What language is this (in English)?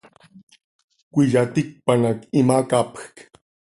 Seri